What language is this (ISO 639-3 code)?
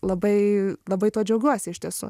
lit